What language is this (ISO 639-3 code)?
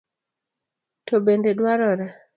luo